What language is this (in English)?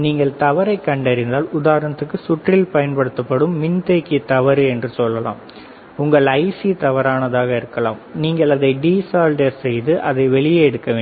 Tamil